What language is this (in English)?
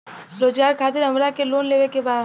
Bhojpuri